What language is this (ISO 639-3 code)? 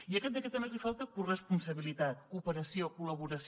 cat